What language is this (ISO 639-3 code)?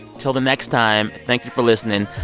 eng